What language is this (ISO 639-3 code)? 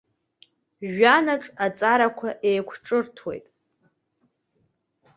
abk